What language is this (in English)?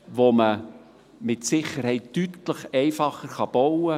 Swiss German